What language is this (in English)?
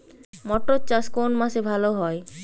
Bangla